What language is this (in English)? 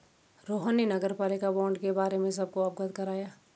Hindi